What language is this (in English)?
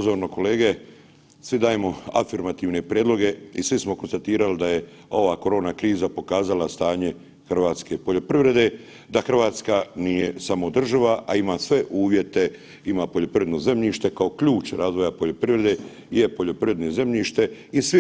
Croatian